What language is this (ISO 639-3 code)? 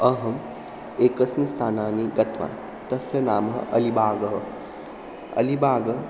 san